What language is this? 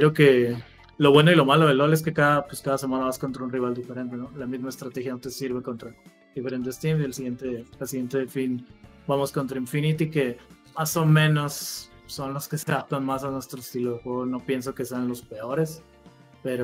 Spanish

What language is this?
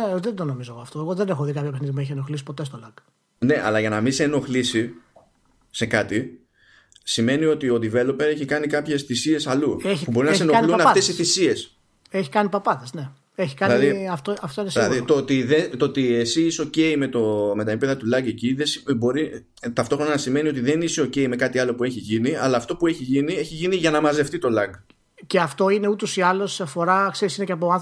Greek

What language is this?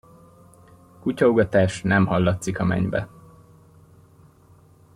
Hungarian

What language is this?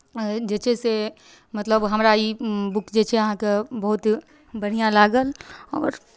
Maithili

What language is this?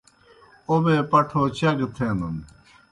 Kohistani Shina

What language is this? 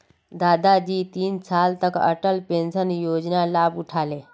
Magahi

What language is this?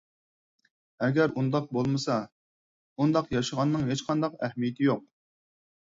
Uyghur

